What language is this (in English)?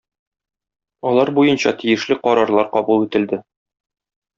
Tatar